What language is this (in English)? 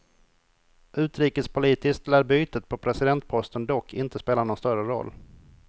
Swedish